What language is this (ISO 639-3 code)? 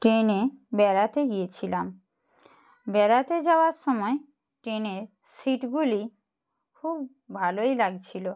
ben